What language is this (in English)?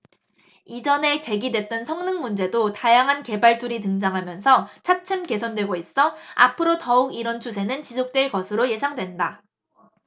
Korean